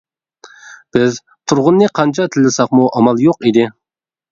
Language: Uyghur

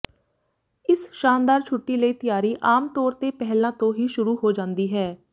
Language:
Punjabi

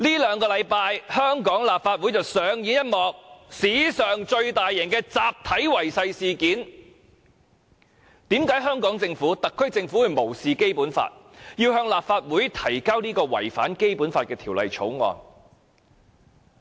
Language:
Cantonese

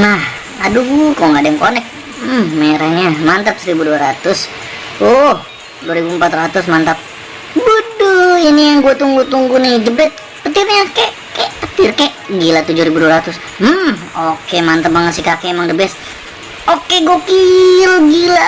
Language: Indonesian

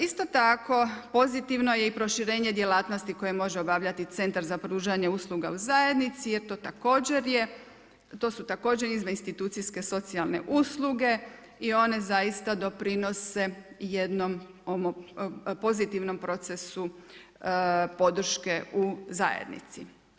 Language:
Croatian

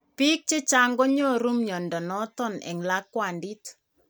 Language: Kalenjin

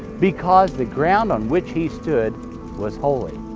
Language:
English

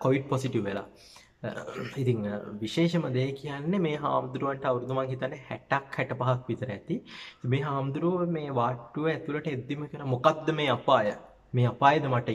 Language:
Indonesian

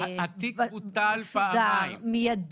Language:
Hebrew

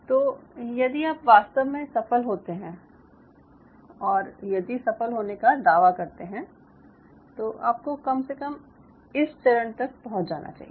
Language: Hindi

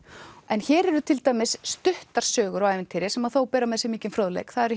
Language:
Icelandic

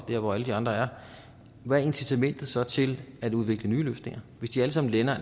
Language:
Danish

